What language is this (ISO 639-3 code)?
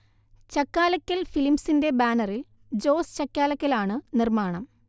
mal